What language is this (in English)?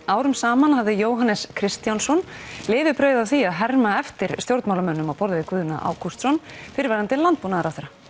Icelandic